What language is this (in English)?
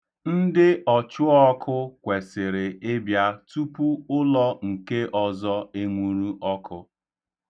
Igbo